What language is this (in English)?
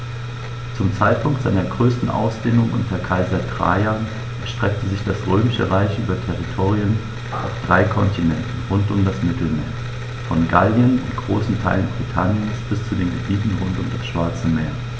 German